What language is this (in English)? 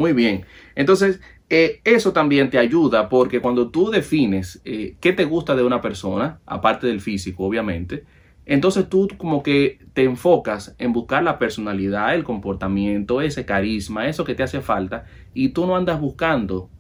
Spanish